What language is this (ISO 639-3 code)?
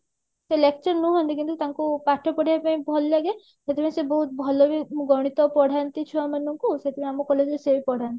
ori